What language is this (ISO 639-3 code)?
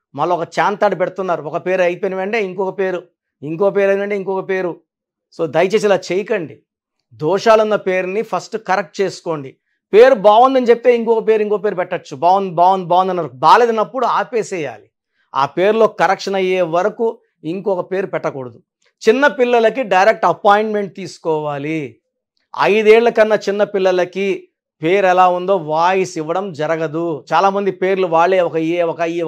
tel